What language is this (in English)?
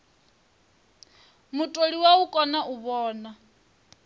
Venda